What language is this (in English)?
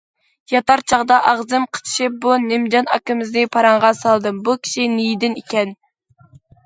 Uyghur